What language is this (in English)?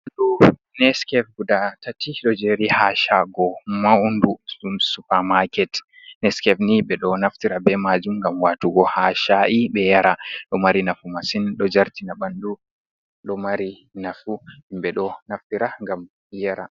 Fula